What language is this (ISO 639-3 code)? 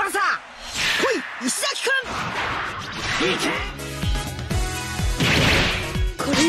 jpn